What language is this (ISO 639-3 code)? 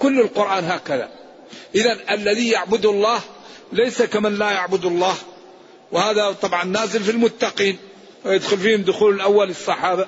ara